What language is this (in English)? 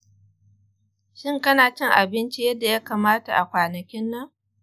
Hausa